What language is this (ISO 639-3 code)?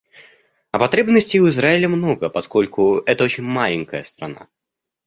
rus